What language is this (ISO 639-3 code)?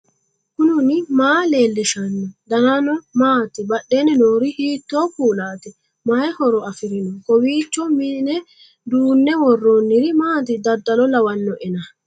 sid